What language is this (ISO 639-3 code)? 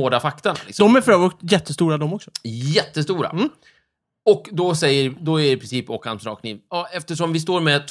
swe